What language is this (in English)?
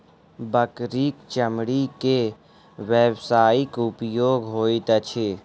Maithili